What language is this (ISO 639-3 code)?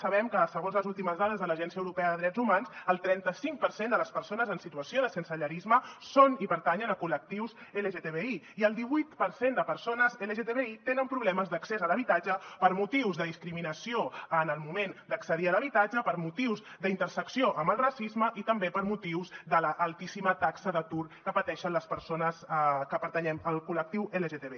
cat